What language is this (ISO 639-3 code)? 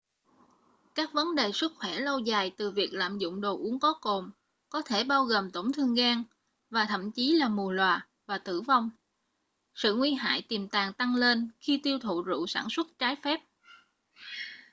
vie